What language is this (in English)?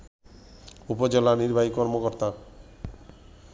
Bangla